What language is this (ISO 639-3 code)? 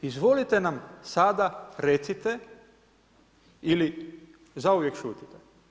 hrv